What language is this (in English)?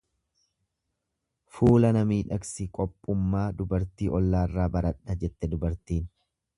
Oromo